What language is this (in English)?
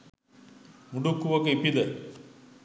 Sinhala